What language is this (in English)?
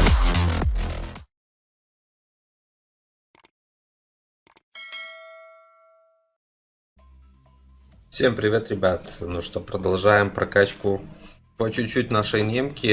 Russian